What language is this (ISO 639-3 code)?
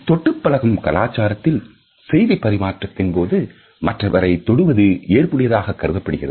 tam